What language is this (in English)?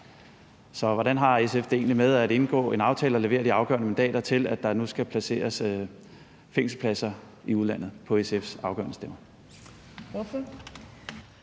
Danish